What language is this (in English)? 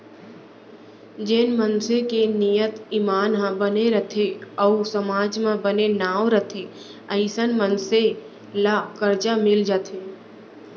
Chhattisgarhi